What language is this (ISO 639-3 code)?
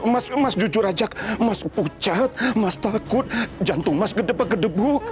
ind